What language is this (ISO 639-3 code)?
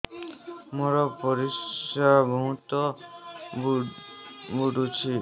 ori